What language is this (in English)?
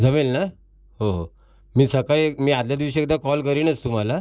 Marathi